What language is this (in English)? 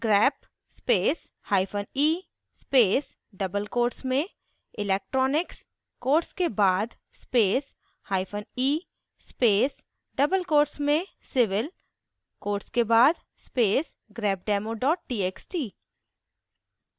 Hindi